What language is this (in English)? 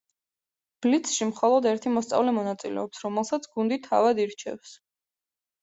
Georgian